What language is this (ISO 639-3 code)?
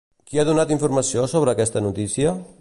cat